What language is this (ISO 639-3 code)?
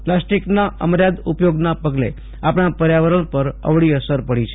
guj